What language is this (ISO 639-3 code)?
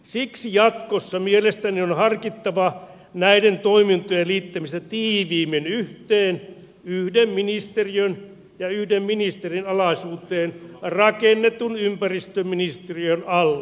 fin